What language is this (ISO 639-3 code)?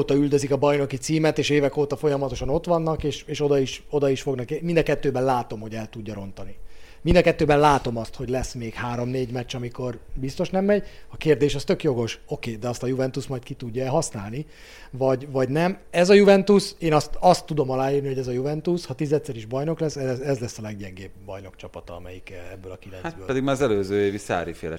hun